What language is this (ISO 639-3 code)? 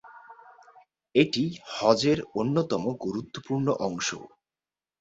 ben